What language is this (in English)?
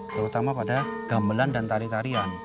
Indonesian